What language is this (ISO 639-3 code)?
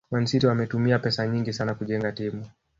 swa